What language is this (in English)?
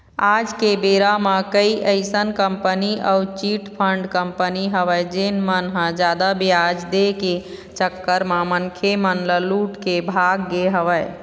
Chhattisgarhi